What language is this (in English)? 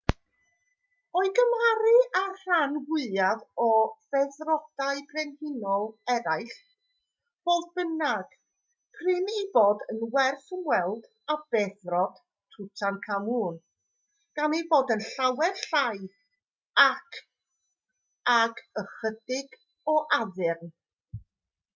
Welsh